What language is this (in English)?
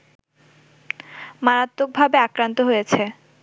Bangla